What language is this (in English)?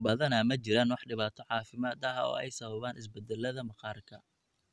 Somali